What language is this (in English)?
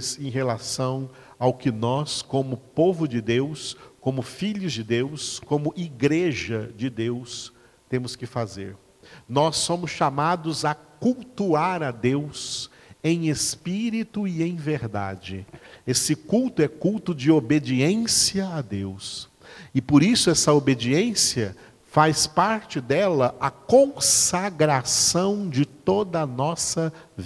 Portuguese